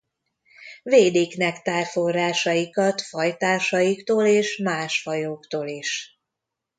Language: Hungarian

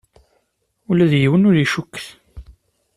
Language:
Kabyle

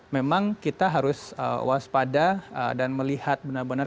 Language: Indonesian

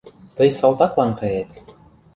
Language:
Mari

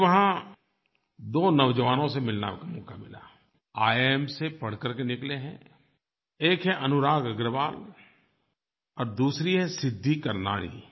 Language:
Hindi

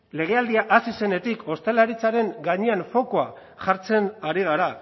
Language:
Basque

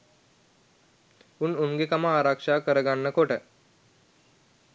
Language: Sinhala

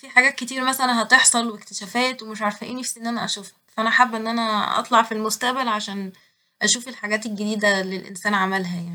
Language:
Egyptian Arabic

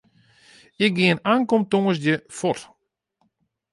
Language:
Western Frisian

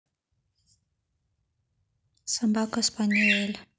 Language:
Russian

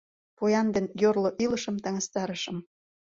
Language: Mari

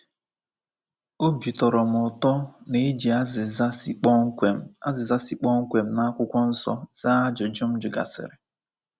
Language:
Igbo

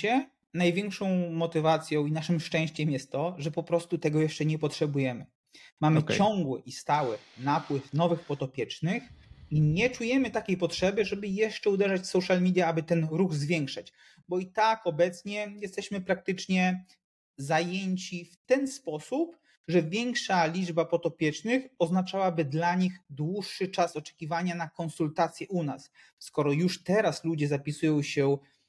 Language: Polish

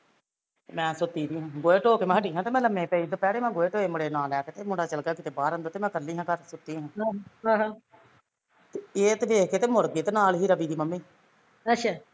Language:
Punjabi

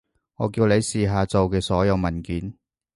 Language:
Cantonese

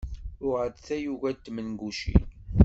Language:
Kabyle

